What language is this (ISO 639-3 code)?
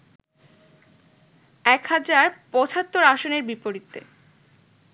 ben